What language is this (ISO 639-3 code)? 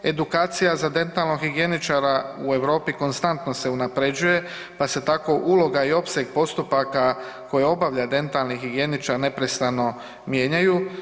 hrv